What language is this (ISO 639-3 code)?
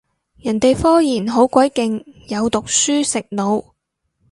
yue